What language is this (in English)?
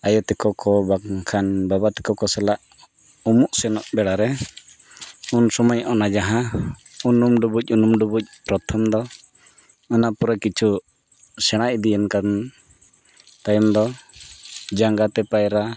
Santali